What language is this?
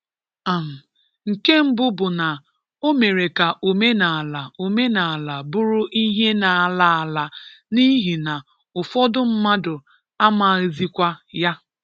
Igbo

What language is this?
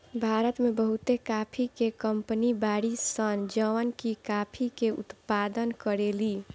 Bhojpuri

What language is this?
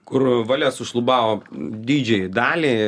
Lithuanian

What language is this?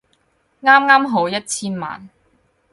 Cantonese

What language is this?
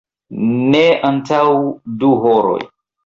Esperanto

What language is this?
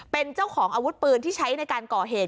Thai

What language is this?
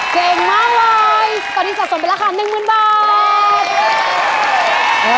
Thai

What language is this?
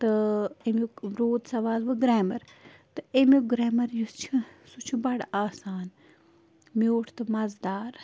Kashmiri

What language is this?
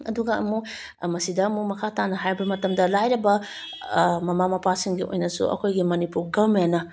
Manipuri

